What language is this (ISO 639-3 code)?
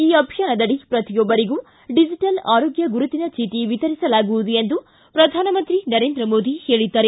kan